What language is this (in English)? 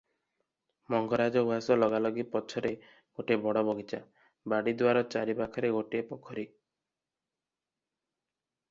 Odia